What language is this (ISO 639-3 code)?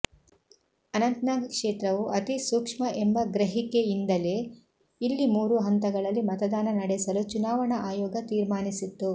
kan